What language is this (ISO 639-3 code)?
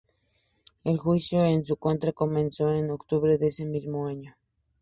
spa